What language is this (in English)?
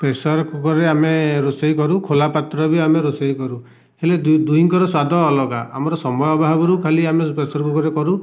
Odia